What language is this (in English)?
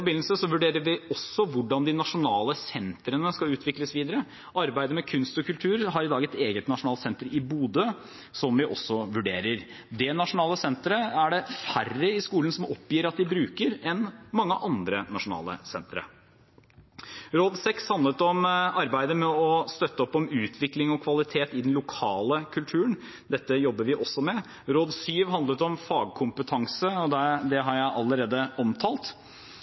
Norwegian Bokmål